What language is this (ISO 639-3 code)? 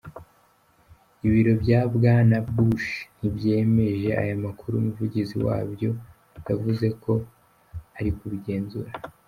kin